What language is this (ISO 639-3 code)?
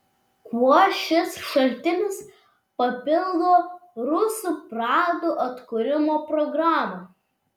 lit